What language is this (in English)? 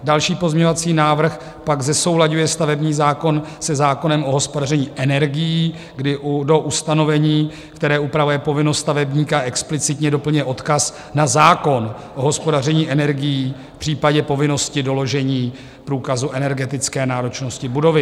Czech